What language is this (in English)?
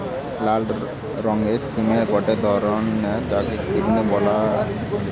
Bangla